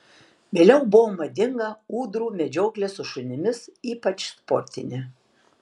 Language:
Lithuanian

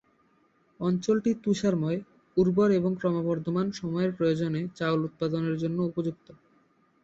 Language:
Bangla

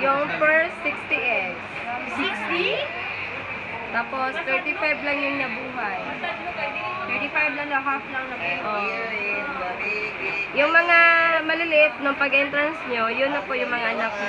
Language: Filipino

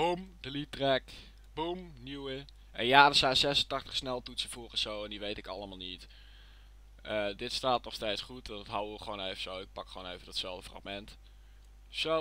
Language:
Dutch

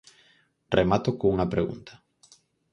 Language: Galician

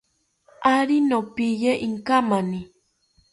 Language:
South Ucayali Ashéninka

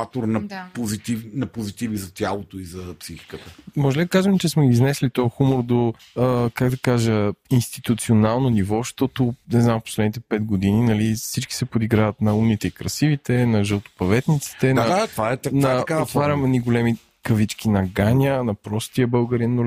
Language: Bulgarian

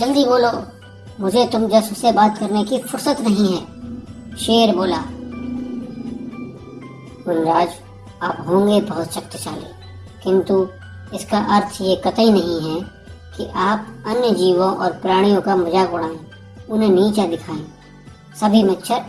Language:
Hindi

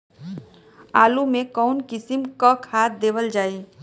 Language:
Bhojpuri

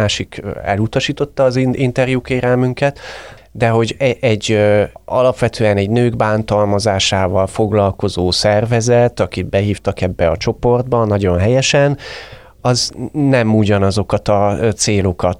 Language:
Hungarian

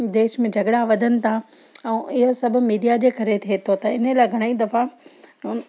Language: Sindhi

